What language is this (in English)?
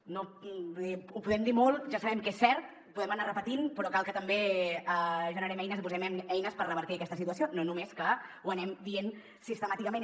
Catalan